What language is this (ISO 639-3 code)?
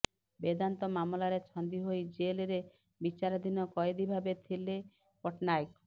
ori